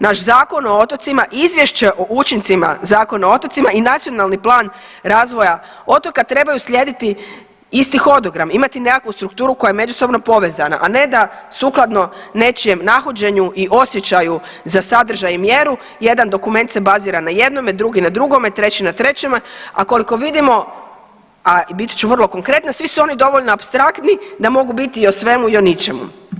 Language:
Croatian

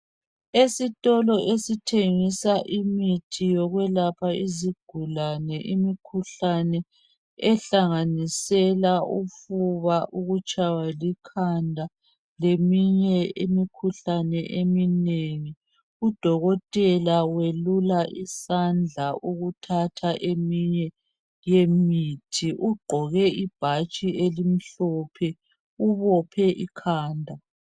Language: North Ndebele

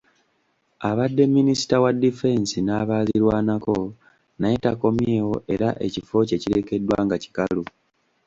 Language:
Ganda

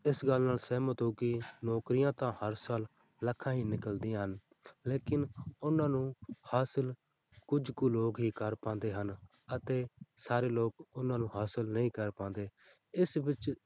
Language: Punjabi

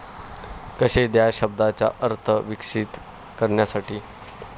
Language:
Marathi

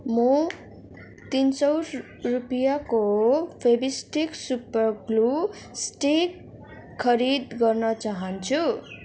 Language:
Nepali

